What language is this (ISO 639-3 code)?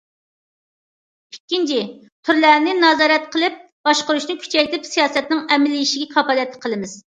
uig